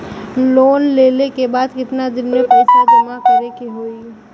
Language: Bhojpuri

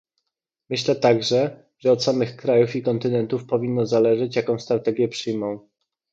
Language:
Polish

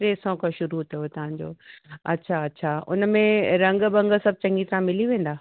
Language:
Sindhi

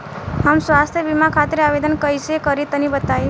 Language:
Bhojpuri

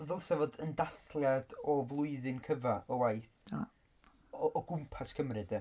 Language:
Welsh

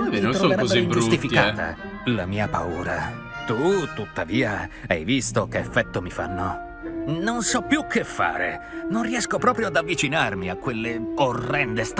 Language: Italian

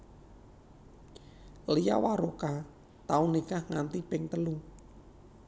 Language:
Javanese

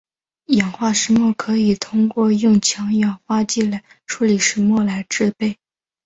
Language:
Chinese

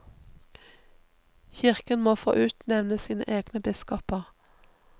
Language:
Norwegian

